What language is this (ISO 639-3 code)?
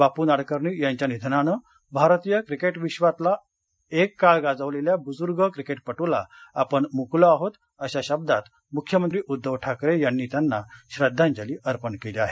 mar